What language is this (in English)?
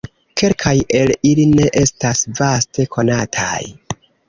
Esperanto